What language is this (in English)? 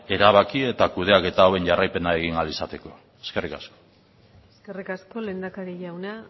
Basque